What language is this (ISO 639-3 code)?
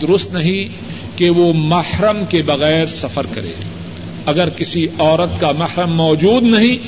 urd